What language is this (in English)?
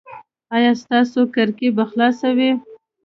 Pashto